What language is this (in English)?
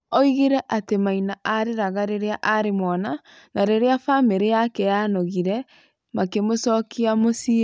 Kikuyu